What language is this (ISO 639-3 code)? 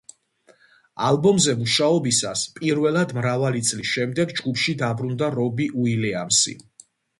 kat